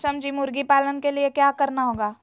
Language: Magahi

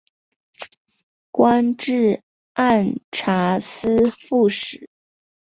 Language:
Chinese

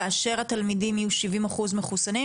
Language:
Hebrew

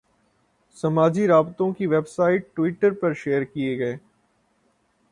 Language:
Urdu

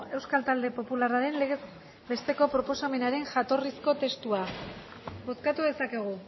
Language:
Basque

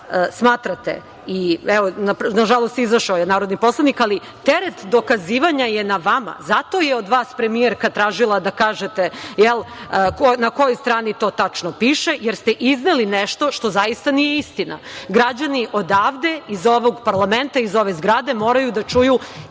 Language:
Serbian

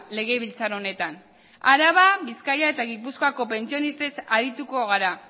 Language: Basque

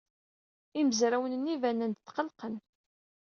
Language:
Kabyle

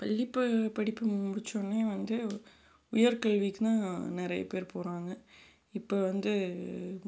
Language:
Tamil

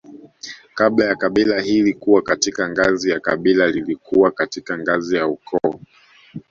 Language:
Swahili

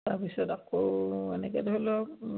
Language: Assamese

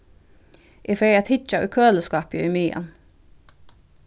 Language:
Faroese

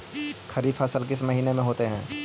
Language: Magahi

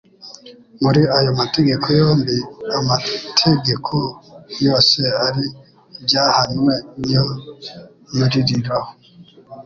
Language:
Kinyarwanda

